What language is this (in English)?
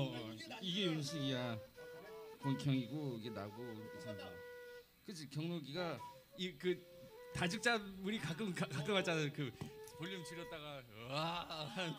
Korean